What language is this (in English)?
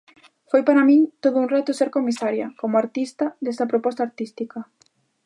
Galician